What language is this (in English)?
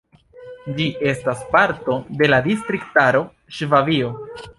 Esperanto